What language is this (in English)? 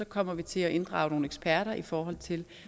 Danish